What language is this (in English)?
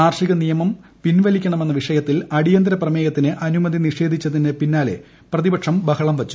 Malayalam